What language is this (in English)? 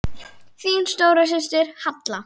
Icelandic